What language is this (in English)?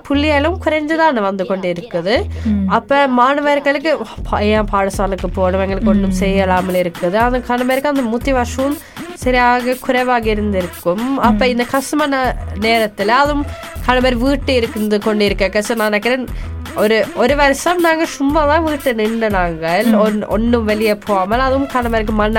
Tamil